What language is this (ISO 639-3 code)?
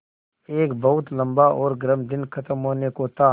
hin